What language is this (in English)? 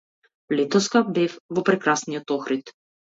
Macedonian